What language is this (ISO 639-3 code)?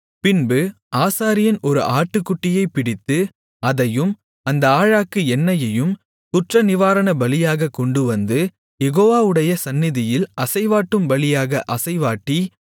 tam